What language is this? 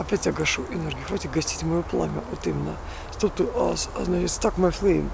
Russian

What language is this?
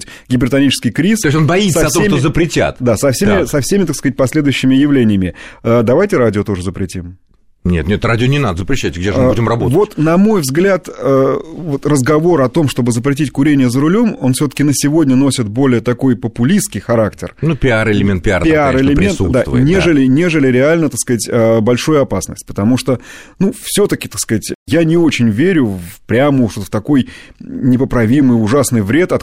Russian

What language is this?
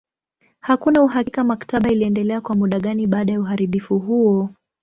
Swahili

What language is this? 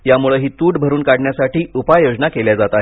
Marathi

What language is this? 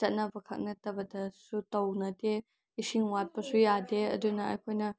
Manipuri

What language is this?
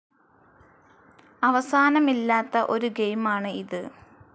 Malayalam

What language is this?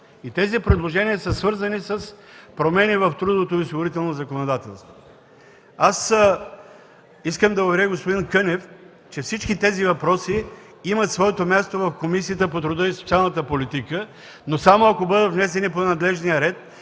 Bulgarian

